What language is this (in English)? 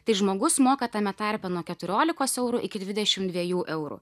Lithuanian